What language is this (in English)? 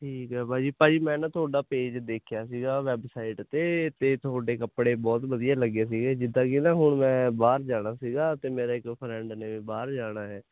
Punjabi